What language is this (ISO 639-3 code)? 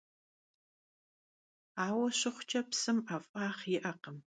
kbd